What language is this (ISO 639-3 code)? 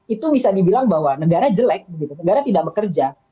ind